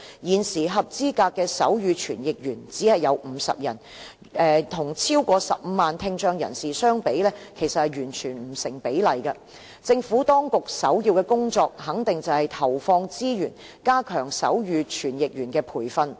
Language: Cantonese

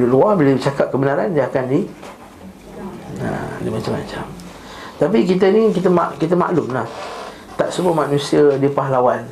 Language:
Malay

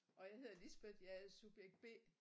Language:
Danish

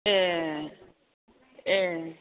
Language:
Bodo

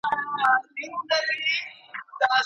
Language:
Pashto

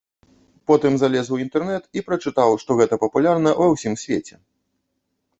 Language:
Belarusian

